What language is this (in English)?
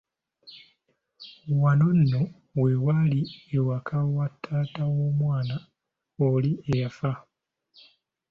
Ganda